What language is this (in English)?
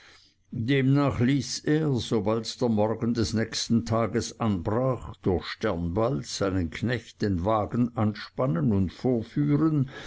German